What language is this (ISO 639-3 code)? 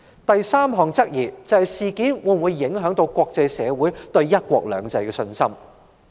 yue